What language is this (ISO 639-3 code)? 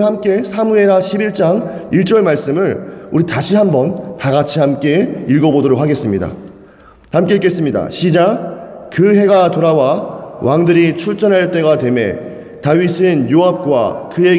kor